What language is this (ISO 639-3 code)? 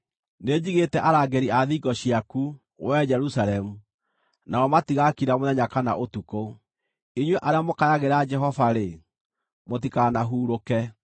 kik